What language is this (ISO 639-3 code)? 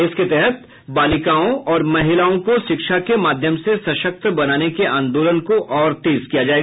hin